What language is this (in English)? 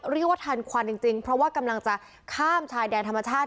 Thai